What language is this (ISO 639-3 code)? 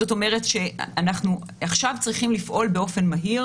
heb